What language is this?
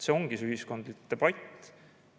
Estonian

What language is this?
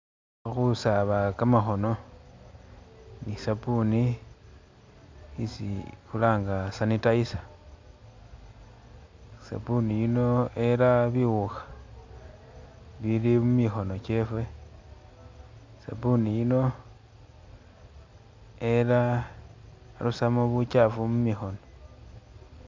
Masaaba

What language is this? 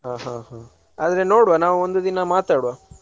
Kannada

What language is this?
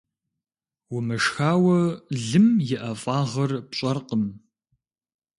Kabardian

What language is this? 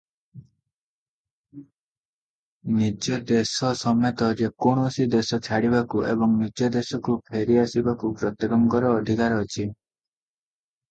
Odia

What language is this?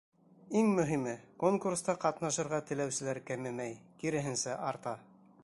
Bashkir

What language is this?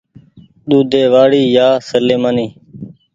Goaria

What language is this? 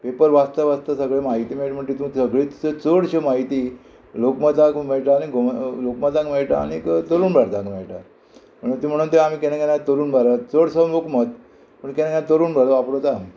Konkani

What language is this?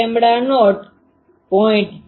Gujarati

